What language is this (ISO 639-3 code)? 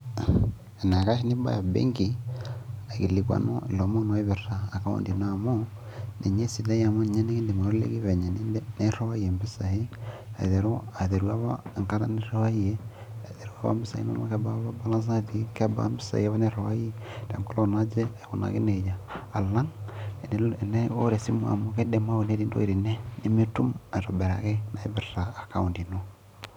mas